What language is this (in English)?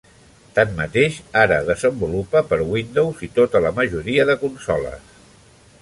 Catalan